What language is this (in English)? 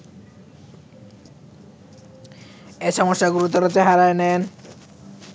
Bangla